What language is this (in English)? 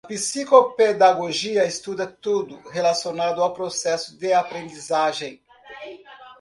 Portuguese